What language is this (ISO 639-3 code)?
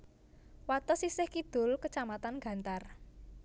jav